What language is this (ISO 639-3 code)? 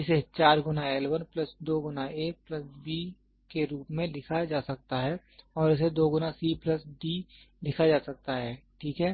hin